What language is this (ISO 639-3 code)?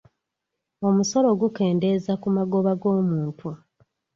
lug